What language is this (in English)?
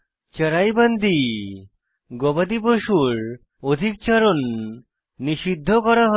Bangla